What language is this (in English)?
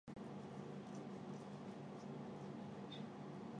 Chinese